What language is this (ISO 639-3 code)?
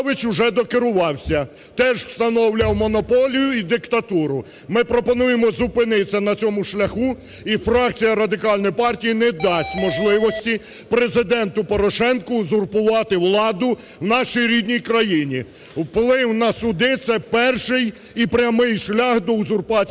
ukr